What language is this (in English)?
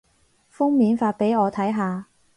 Cantonese